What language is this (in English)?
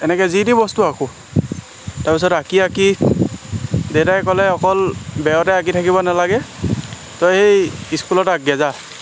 Assamese